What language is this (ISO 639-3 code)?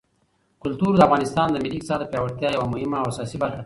pus